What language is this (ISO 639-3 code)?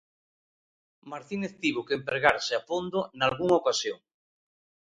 glg